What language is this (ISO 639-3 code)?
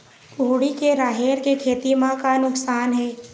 hne